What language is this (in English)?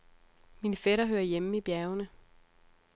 Danish